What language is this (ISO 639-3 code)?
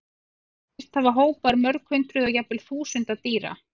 isl